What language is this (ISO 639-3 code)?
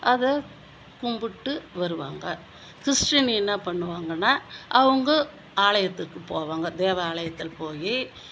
tam